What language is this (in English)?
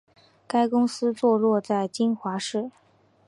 Chinese